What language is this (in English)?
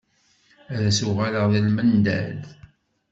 Kabyle